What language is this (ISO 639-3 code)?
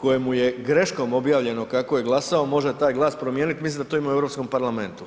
hrv